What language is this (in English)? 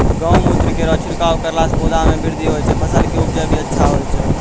Maithili